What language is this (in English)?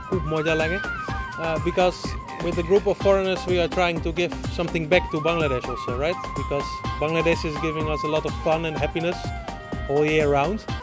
Bangla